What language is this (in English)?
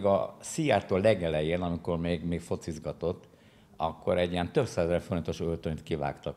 Hungarian